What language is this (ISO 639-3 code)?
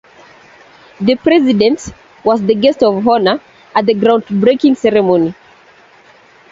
kln